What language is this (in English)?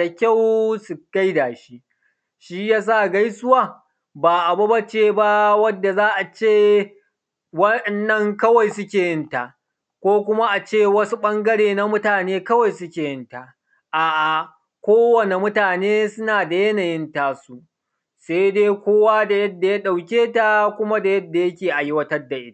Hausa